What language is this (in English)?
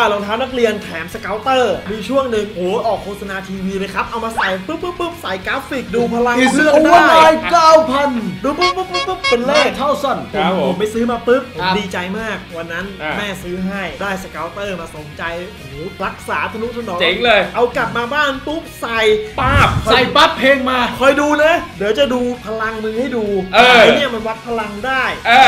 Thai